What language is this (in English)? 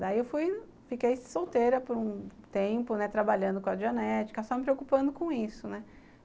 Portuguese